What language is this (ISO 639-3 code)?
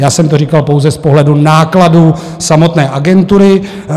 ces